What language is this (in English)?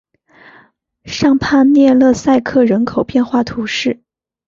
Chinese